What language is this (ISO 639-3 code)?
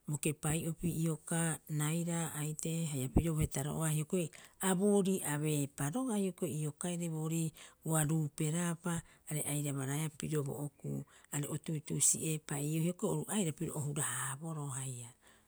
kyx